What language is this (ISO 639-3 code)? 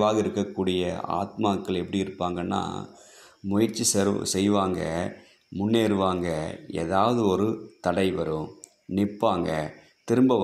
tam